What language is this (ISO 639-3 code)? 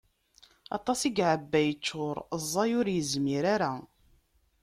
kab